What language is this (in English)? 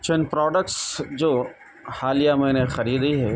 Urdu